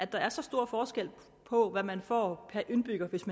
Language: Danish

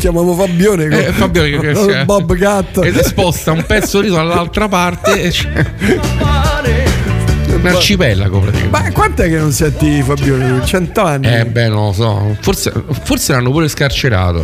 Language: Italian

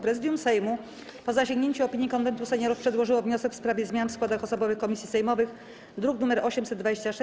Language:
Polish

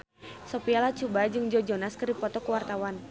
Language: Sundanese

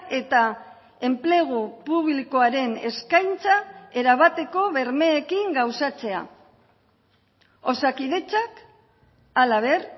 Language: Basque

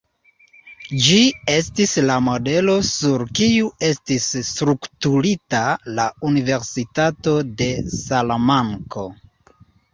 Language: Esperanto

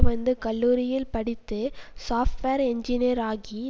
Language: Tamil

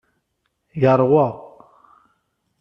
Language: Kabyle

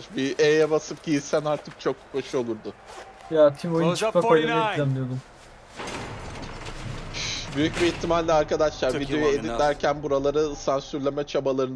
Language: Turkish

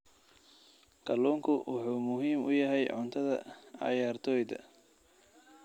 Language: Somali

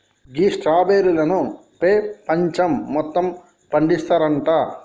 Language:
Telugu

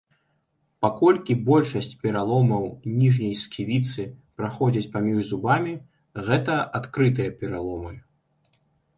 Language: Belarusian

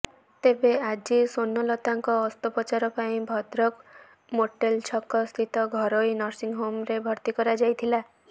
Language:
Odia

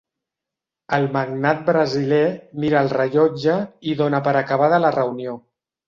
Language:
Catalan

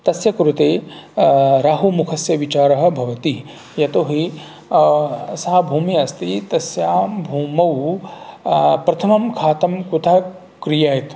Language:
Sanskrit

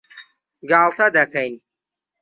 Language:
Central Kurdish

